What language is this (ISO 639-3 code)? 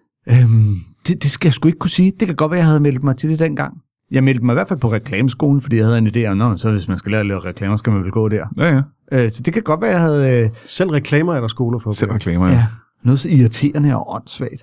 dan